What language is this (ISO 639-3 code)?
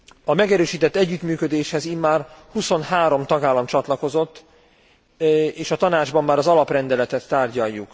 hun